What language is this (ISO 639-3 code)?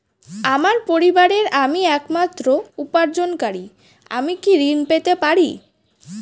ben